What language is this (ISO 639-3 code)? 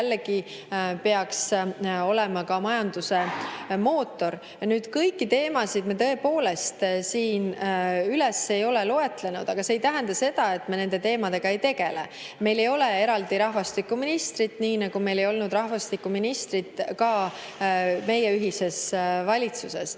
est